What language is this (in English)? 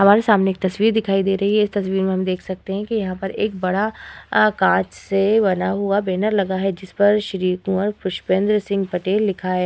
Hindi